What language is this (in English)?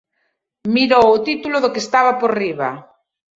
Galician